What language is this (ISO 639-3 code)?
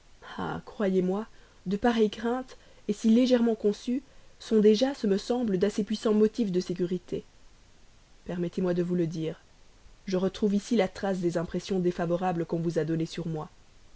fra